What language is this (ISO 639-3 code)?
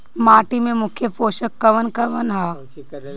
bho